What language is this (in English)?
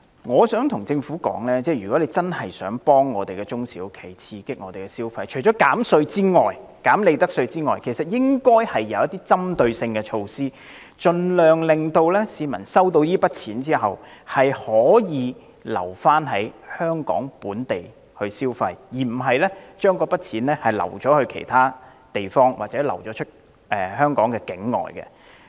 Cantonese